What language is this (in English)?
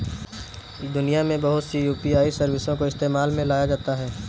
Hindi